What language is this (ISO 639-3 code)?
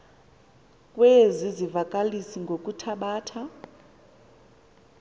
xho